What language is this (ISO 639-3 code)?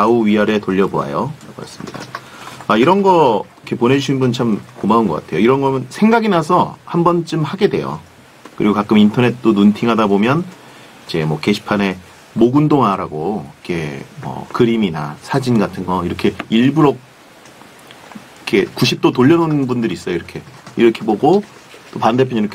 kor